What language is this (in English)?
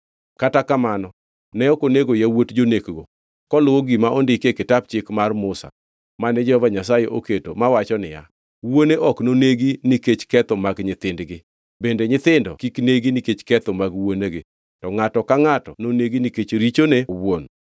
Luo (Kenya and Tanzania)